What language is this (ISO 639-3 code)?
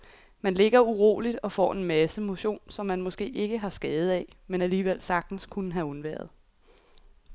dan